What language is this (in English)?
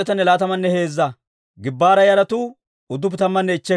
Dawro